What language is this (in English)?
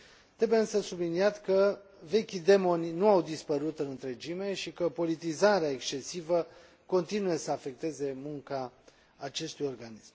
Romanian